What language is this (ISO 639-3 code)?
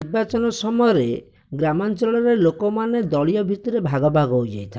ori